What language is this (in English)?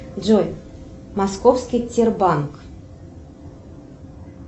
Russian